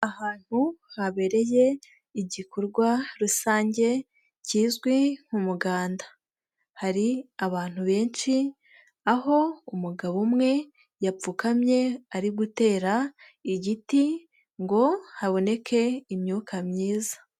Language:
Kinyarwanda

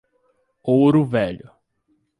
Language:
Portuguese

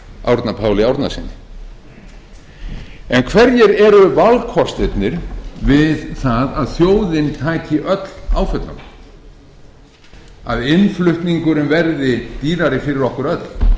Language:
Icelandic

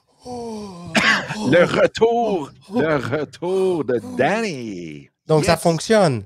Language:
French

